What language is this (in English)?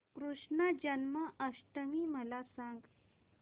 Marathi